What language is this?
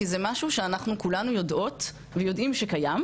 Hebrew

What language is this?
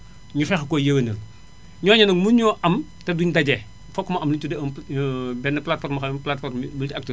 Wolof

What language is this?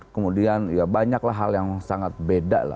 Indonesian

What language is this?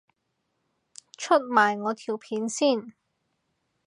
Cantonese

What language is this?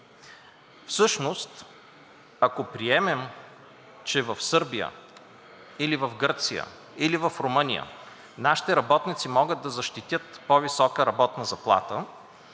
Bulgarian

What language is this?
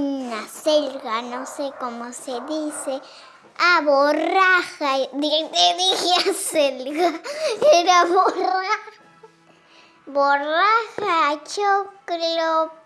Spanish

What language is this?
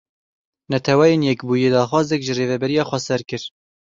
Kurdish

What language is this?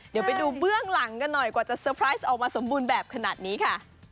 Thai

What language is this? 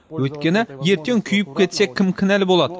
Kazakh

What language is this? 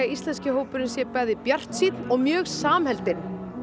Icelandic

